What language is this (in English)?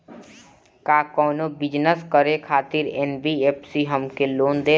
Bhojpuri